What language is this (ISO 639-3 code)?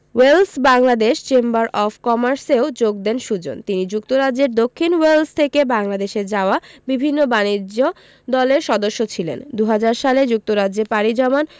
ben